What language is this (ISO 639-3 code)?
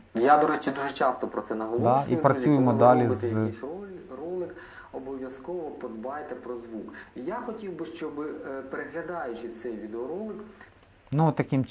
ukr